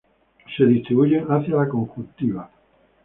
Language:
Spanish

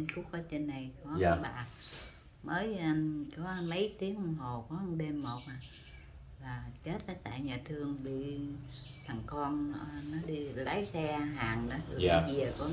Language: Vietnamese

